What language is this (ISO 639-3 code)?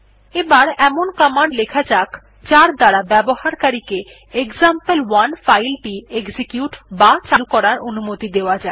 ben